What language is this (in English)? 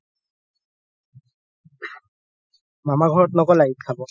Assamese